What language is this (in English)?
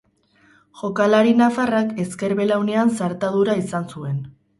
Basque